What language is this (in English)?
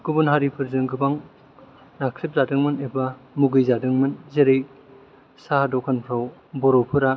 Bodo